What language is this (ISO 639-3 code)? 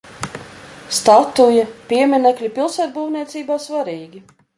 lav